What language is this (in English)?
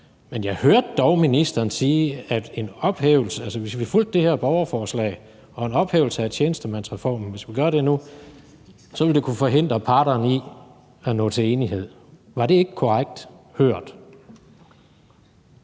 Danish